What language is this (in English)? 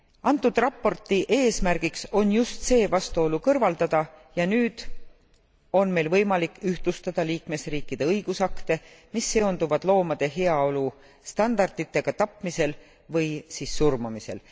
Estonian